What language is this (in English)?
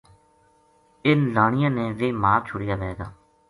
Gujari